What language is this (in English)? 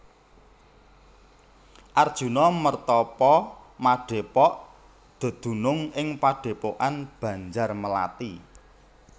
Javanese